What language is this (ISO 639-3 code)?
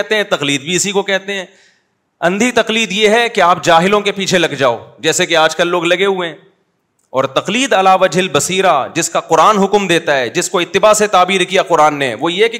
urd